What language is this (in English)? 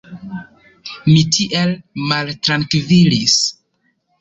Esperanto